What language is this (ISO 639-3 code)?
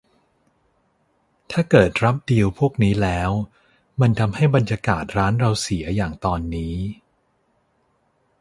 tha